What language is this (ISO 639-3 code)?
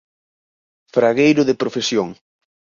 glg